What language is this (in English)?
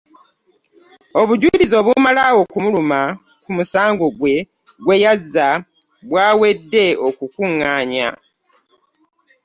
Ganda